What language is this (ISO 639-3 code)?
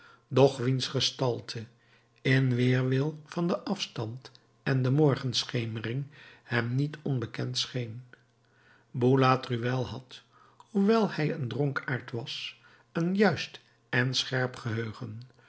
nld